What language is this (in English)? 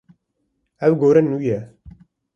Kurdish